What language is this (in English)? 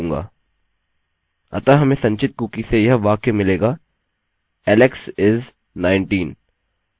Hindi